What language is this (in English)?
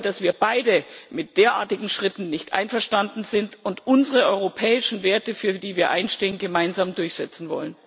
German